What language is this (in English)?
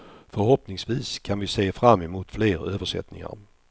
Swedish